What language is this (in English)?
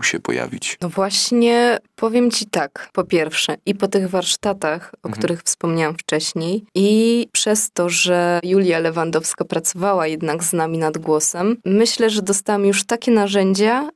Polish